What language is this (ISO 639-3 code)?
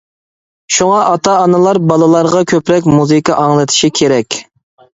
uig